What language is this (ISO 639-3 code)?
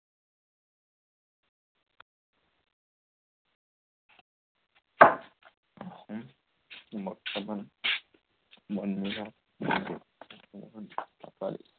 asm